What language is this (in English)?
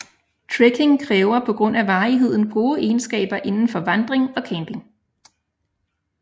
Danish